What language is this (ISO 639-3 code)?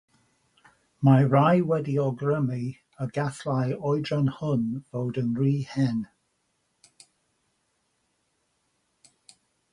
cym